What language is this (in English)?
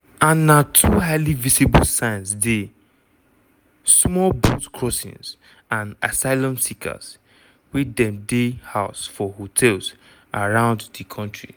Nigerian Pidgin